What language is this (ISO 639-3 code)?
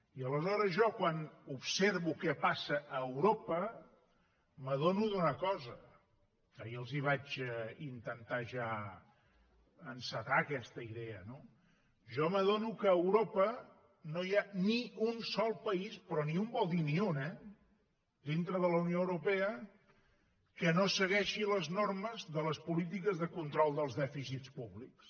cat